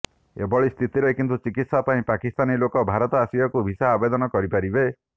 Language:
Odia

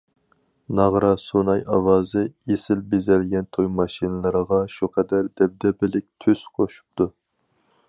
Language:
Uyghur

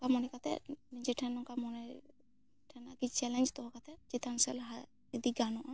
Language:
Santali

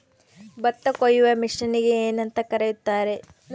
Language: Kannada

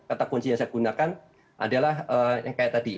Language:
Indonesian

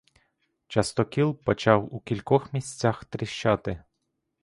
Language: Ukrainian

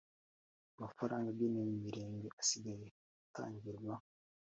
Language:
Kinyarwanda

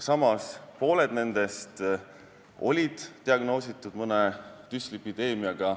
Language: Estonian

